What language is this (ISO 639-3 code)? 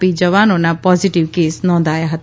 guj